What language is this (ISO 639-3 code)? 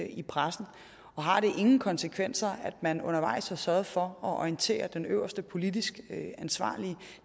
dan